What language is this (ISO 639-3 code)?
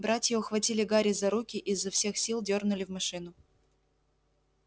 rus